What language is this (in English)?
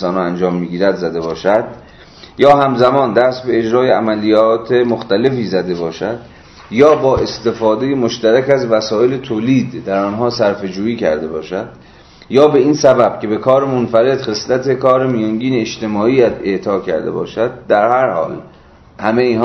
Persian